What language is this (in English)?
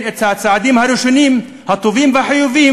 Hebrew